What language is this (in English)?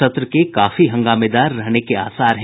Hindi